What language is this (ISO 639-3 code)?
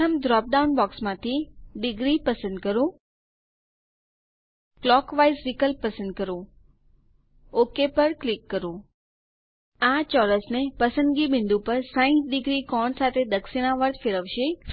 guj